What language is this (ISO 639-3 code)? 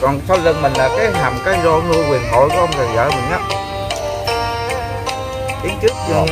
vie